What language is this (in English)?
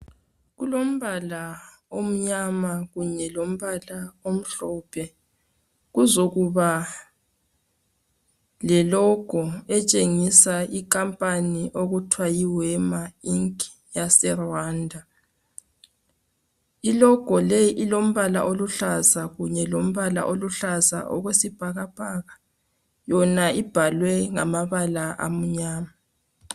North Ndebele